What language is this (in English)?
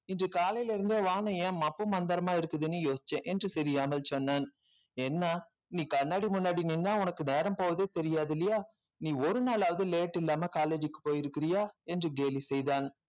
Tamil